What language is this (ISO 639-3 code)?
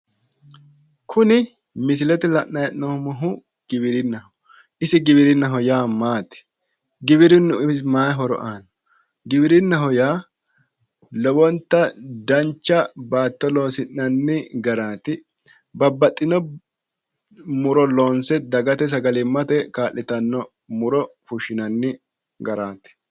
sid